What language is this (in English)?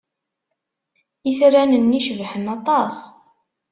Kabyle